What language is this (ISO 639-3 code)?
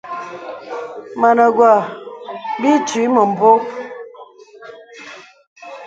beb